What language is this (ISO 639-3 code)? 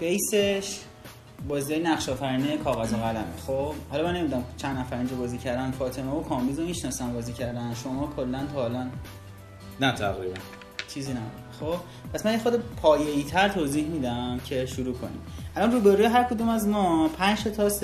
fas